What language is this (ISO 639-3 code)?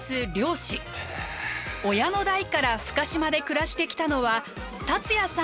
jpn